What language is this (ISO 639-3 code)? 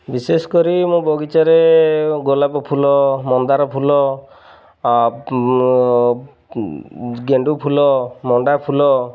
ori